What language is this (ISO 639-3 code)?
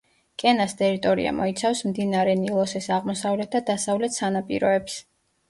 kat